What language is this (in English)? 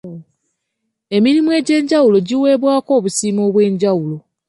Ganda